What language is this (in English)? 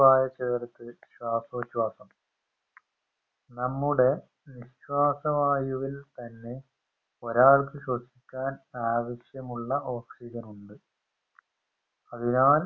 Malayalam